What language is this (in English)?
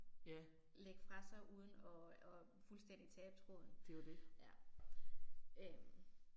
Danish